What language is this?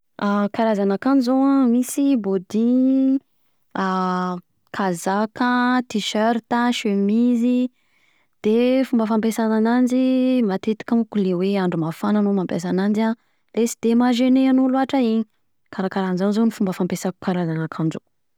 Southern Betsimisaraka Malagasy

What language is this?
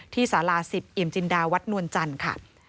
Thai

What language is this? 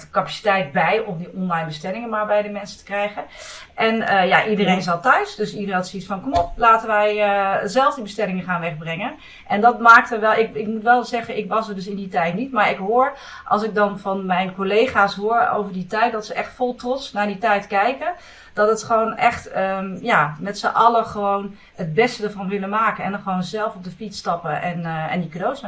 Dutch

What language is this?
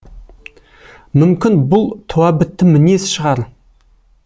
Kazakh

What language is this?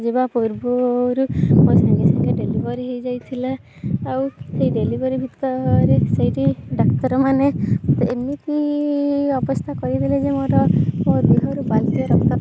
Odia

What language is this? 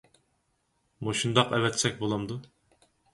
Uyghur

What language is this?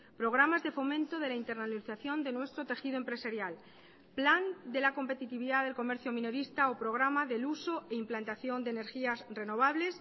Spanish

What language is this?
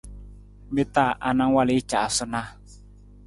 Nawdm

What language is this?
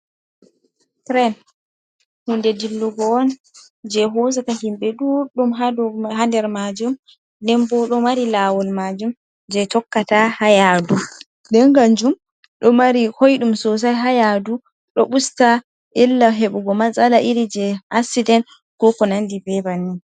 Fula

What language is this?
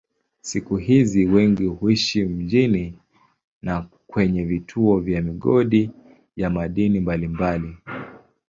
Swahili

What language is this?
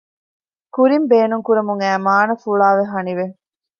Divehi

